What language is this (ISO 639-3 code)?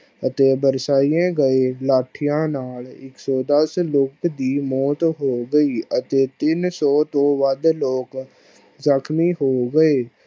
pan